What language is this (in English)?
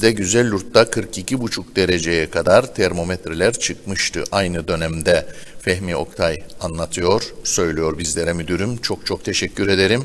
Turkish